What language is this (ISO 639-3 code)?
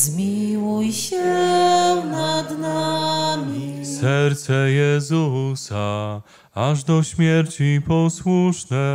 pol